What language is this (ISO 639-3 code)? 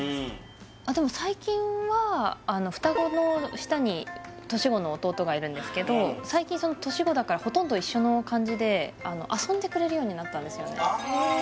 jpn